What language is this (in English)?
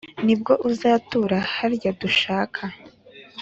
Kinyarwanda